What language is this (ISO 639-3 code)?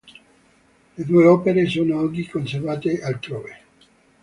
ita